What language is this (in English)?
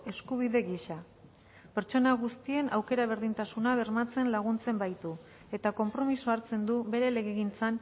Basque